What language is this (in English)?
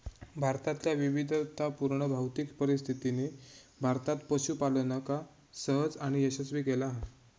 Marathi